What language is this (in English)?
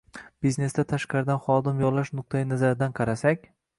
Uzbek